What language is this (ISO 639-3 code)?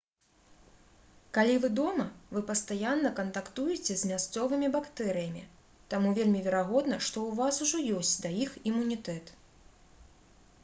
bel